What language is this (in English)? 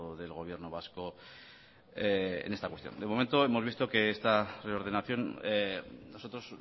Spanish